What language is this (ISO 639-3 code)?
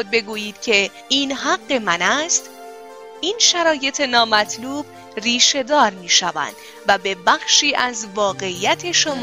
fas